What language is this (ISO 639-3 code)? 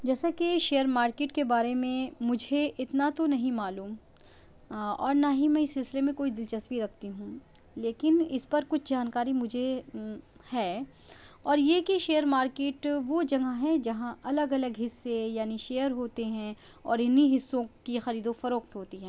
urd